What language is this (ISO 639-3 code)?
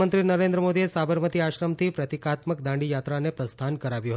guj